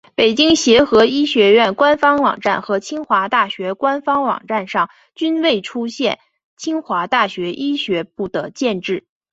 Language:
Chinese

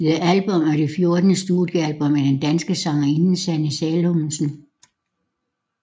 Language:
Danish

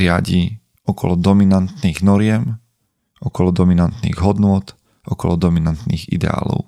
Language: Slovak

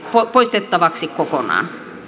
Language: Finnish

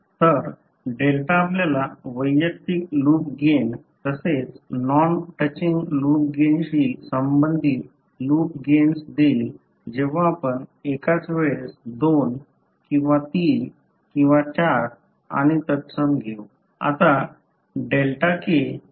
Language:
Marathi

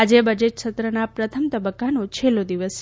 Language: Gujarati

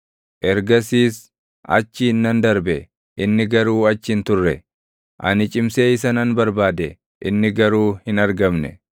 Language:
Oromo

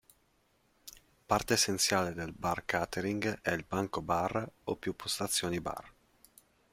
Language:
Italian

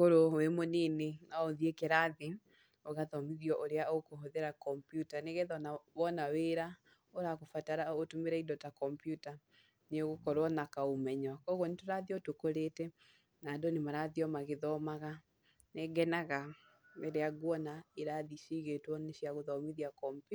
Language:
Kikuyu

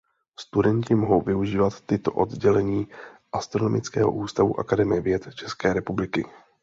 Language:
Czech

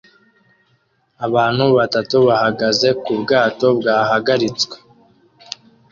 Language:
Kinyarwanda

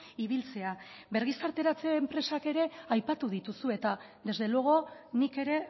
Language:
Basque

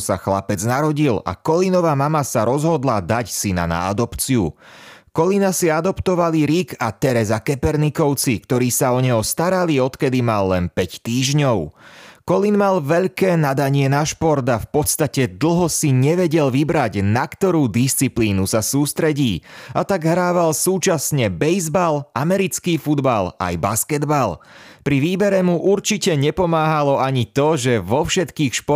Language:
Slovak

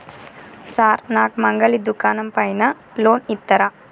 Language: Telugu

